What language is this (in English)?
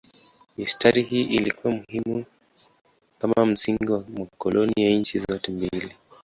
Swahili